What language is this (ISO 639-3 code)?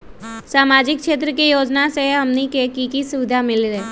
mag